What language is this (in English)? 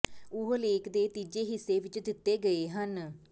Punjabi